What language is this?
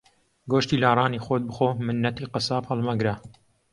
Central Kurdish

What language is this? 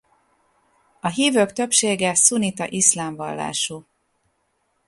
Hungarian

